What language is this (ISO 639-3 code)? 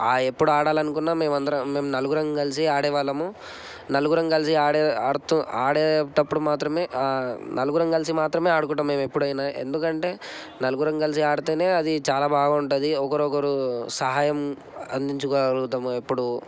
tel